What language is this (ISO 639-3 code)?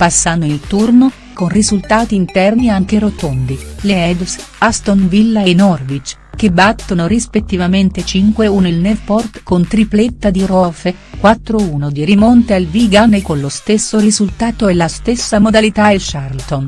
ita